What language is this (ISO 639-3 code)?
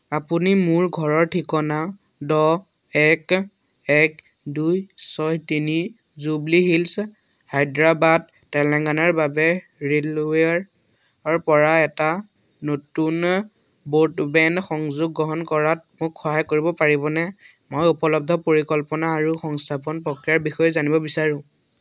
asm